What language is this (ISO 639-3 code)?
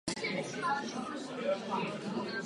ces